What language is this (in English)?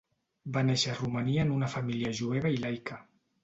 Catalan